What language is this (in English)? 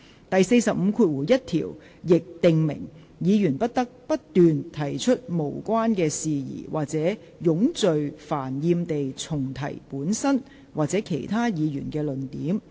Cantonese